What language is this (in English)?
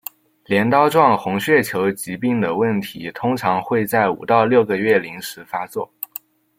Chinese